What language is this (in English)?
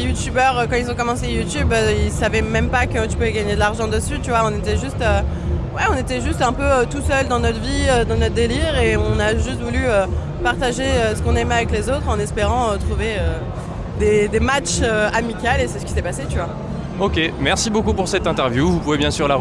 French